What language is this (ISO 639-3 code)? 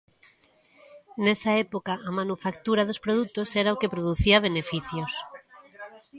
glg